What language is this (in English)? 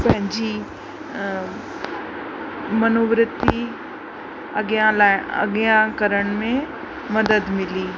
Sindhi